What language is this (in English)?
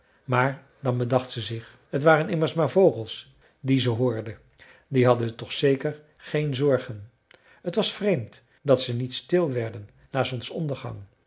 Dutch